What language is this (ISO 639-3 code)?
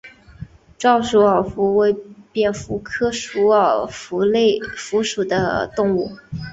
zho